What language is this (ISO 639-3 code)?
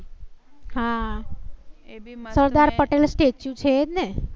guj